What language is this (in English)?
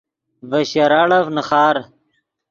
Yidgha